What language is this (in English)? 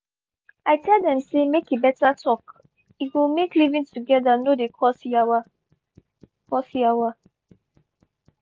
Nigerian Pidgin